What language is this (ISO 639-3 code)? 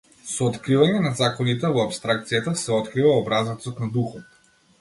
mkd